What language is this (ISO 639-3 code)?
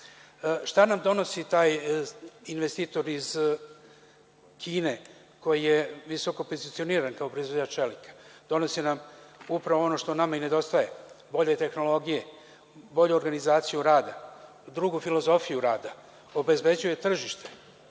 srp